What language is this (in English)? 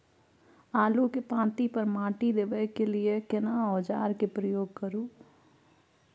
Maithili